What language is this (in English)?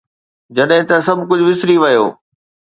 Sindhi